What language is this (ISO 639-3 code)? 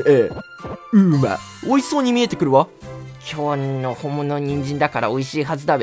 jpn